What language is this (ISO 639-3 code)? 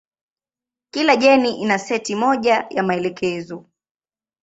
swa